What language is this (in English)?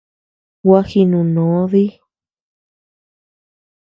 Tepeuxila Cuicatec